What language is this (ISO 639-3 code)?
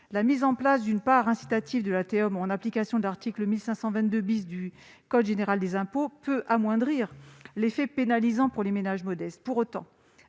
fra